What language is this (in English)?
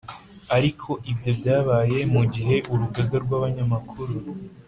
Kinyarwanda